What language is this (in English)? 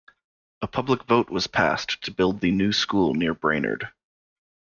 English